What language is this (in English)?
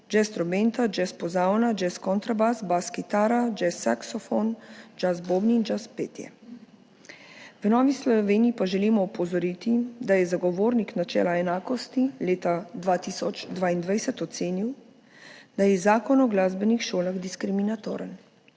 Slovenian